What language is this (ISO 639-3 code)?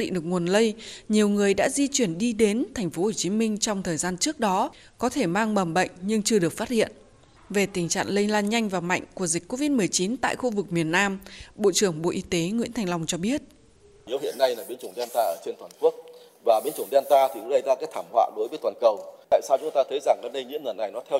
vie